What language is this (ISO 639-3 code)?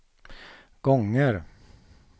swe